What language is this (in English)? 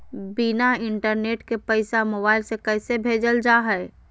Magahi